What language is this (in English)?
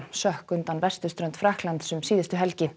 Icelandic